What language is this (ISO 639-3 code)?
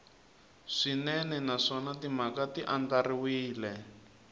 tso